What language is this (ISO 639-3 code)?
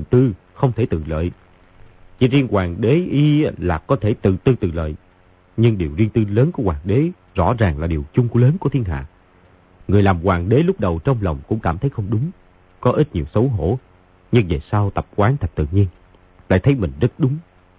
vie